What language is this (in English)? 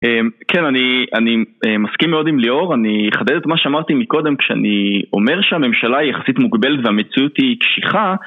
Hebrew